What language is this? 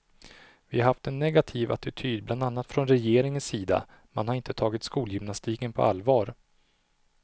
Swedish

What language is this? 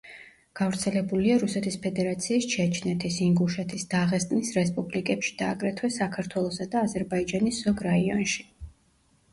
Georgian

